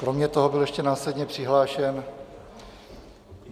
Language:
Czech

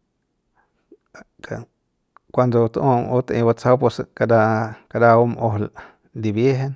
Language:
Central Pame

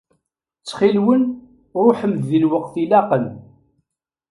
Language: Kabyle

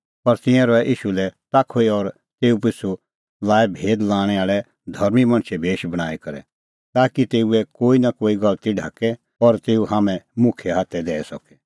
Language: Kullu Pahari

